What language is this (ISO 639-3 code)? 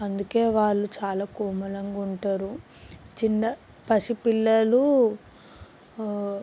tel